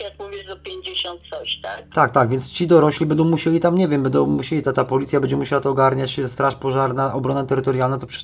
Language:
Polish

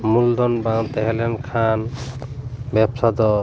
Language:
Santali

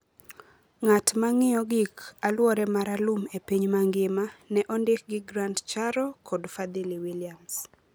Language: Luo (Kenya and Tanzania)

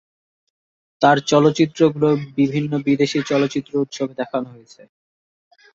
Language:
Bangla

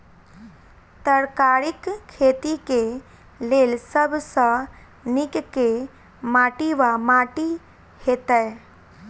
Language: Maithili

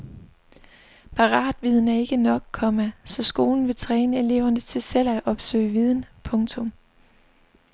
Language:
Danish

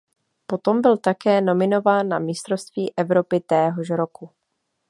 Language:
Czech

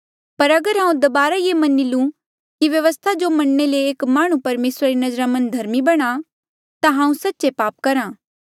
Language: Mandeali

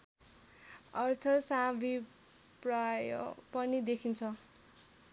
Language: Nepali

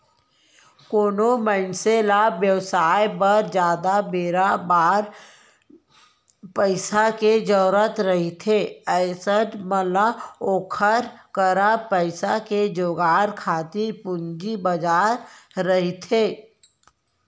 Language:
Chhattisgarhi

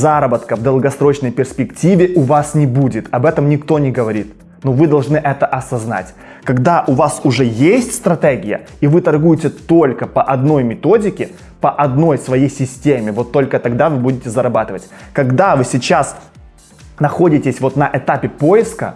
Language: Russian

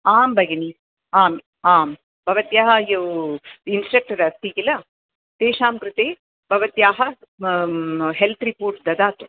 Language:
Sanskrit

